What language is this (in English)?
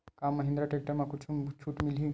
Chhattisgarhi